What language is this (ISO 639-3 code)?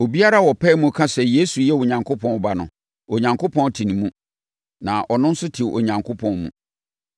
aka